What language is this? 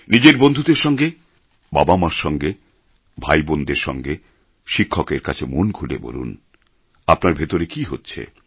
Bangla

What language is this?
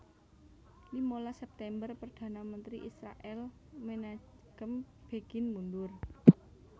Javanese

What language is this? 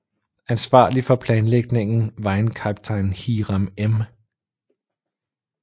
Danish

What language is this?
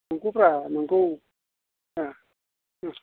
Bodo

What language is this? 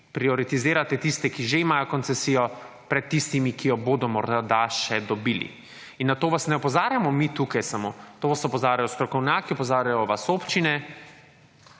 Slovenian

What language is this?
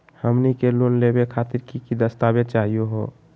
Magahi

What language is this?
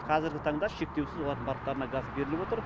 Kazakh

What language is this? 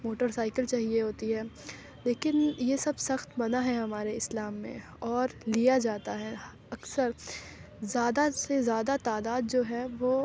Urdu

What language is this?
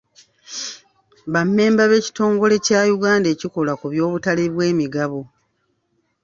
Ganda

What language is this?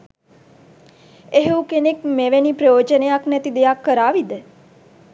Sinhala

